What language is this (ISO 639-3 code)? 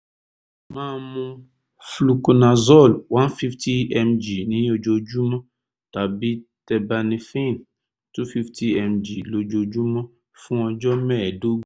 yor